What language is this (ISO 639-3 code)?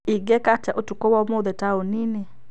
kik